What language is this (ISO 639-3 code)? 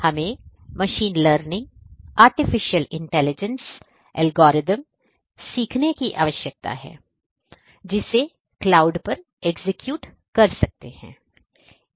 hin